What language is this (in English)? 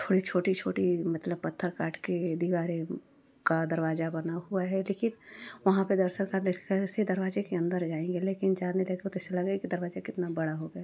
Hindi